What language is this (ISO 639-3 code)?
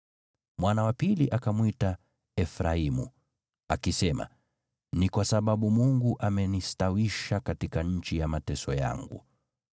swa